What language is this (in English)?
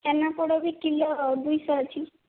Odia